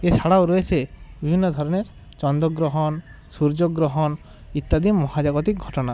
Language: Bangla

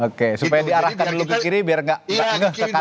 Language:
Indonesian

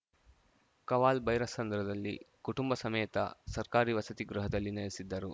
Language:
Kannada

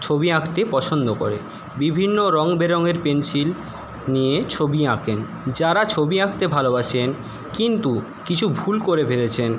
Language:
Bangla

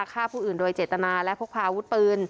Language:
Thai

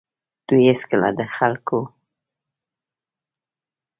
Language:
Pashto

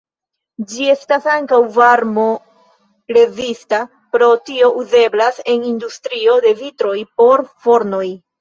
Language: Esperanto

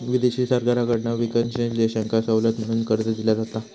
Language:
Marathi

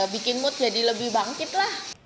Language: Indonesian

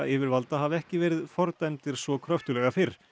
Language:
Icelandic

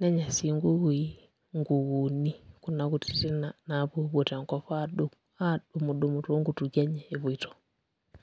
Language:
Masai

